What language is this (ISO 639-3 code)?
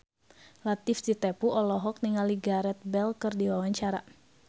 sun